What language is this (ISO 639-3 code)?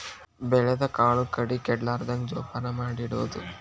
kan